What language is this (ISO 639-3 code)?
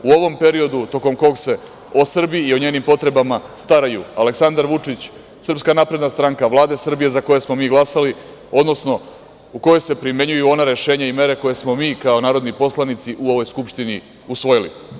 srp